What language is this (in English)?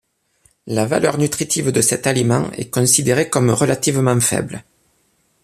French